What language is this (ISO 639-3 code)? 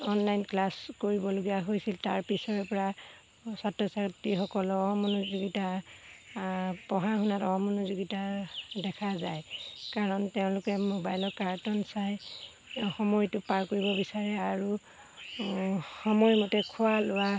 asm